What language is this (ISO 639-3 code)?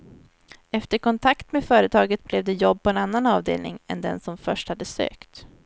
swe